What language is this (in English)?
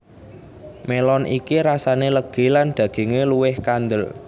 Javanese